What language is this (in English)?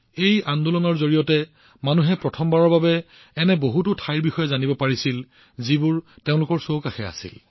Assamese